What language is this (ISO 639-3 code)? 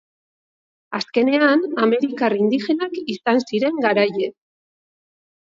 eus